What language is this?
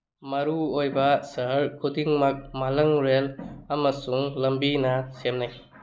Manipuri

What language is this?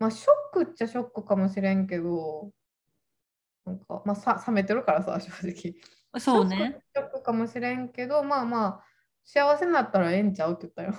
Japanese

